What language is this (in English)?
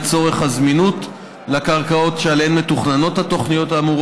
Hebrew